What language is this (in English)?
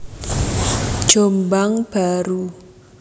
Javanese